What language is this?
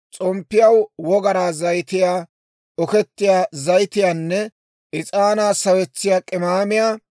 Dawro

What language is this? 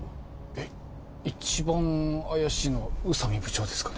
Japanese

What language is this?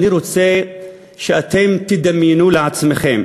Hebrew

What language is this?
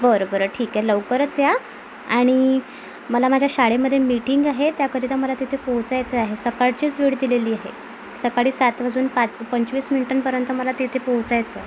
Marathi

